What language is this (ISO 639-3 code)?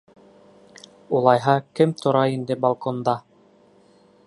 bak